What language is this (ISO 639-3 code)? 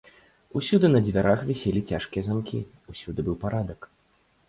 bel